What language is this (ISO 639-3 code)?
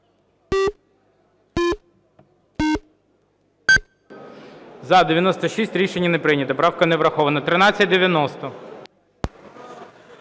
ukr